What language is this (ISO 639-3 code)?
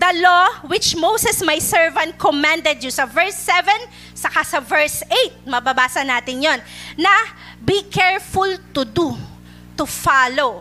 fil